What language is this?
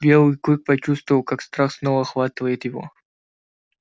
Russian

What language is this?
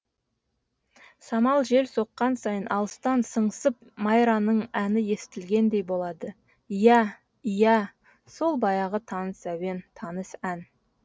Kazakh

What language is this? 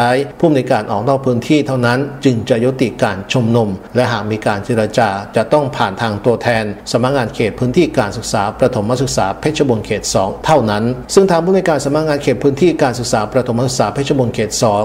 Thai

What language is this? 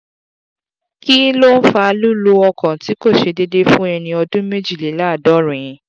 Yoruba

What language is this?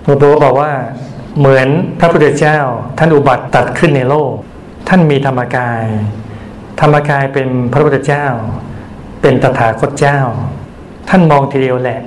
Thai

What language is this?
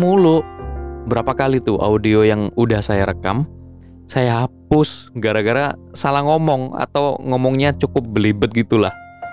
Indonesian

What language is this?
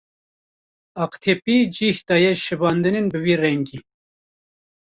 Kurdish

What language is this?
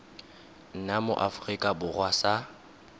Tswana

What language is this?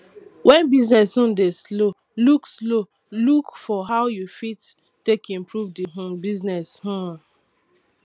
Nigerian Pidgin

